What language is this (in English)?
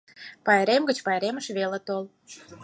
Mari